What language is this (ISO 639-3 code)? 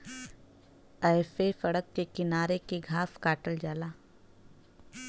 bho